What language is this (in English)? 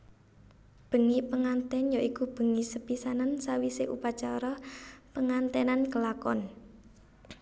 Javanese